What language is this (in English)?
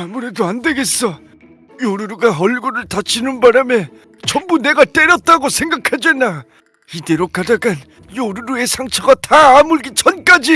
Korean